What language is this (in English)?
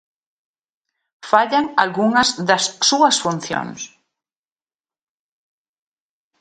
Galician